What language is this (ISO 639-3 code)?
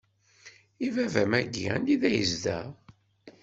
kab